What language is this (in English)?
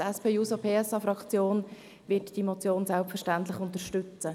Swiss German